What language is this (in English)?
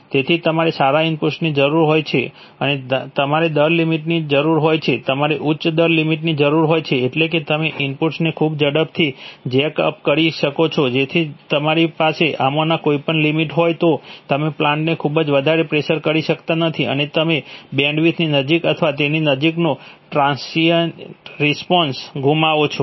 Gujarati